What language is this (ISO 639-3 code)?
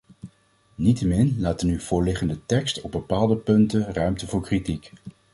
nld